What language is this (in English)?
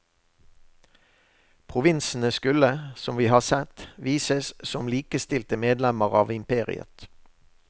Norwegian